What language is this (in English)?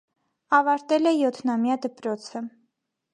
Armenian